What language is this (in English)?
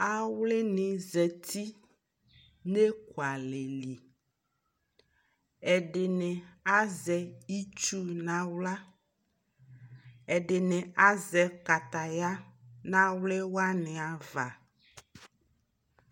Ikposo